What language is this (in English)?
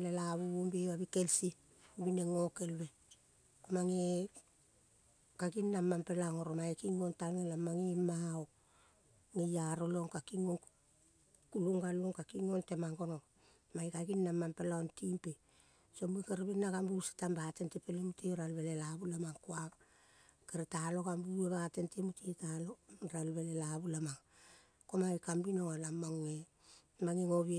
Kol (Papua New Guinea)